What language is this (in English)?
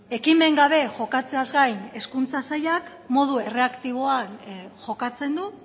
Basque